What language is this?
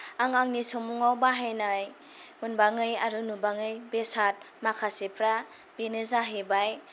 Bodo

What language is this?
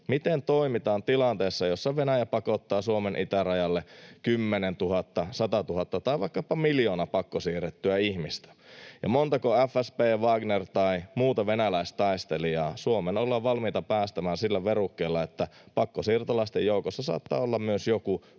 Finnish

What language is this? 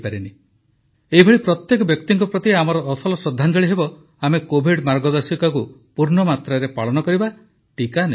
Odia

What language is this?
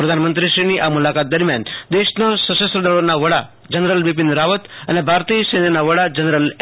Gujarati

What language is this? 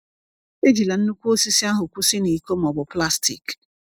Igbo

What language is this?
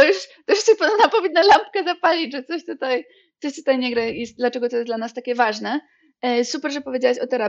Polish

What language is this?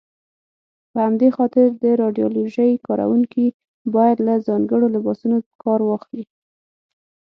Pashto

